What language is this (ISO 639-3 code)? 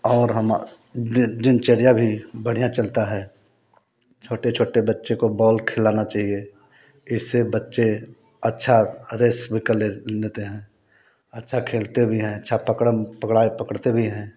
hin